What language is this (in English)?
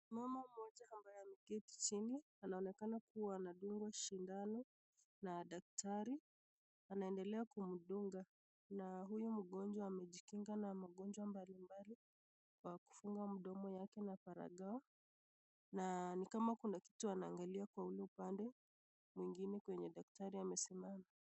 Swahili